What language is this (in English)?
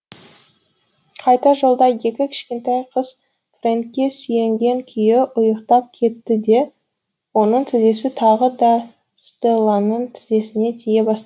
Kazakh